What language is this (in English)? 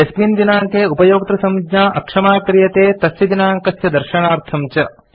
Sanskrit